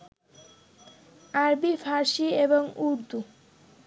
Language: Bangla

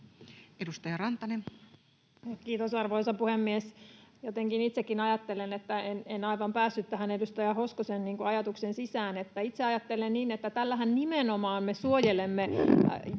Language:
Finnish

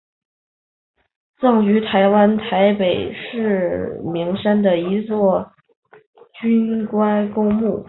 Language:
Chinese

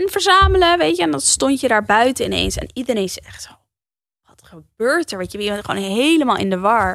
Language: Dutch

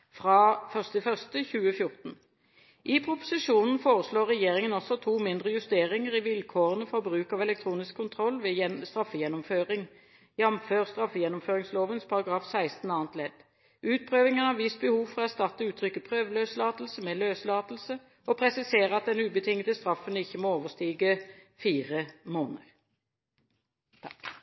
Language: Norwegian Bokmål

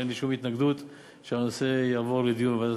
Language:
Hebrew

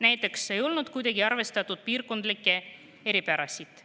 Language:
Estonian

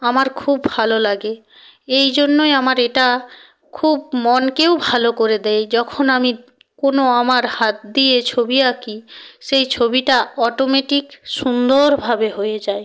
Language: Bangla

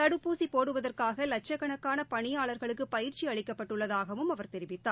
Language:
Tamil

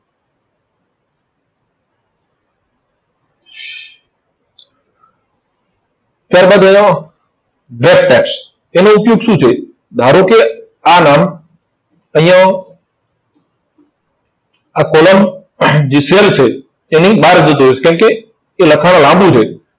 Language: Gujarati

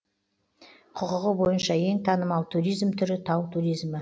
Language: Kazakh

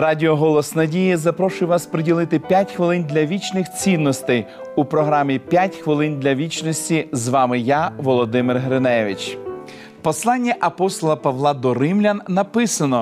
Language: Ukrainian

